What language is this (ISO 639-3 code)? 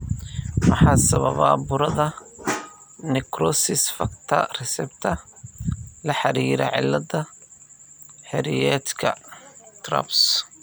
som